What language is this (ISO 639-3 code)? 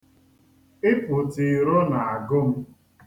ibo